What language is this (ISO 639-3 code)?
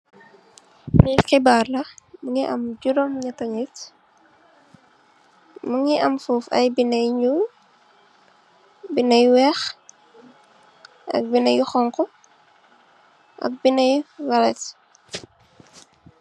wol